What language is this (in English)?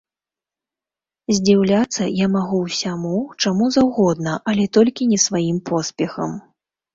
Belarusian